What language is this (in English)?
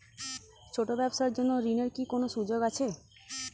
Bangla